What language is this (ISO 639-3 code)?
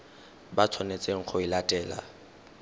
tsn